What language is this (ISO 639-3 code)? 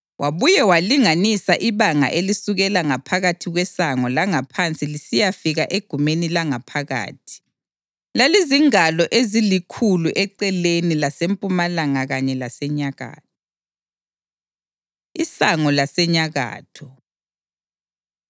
nde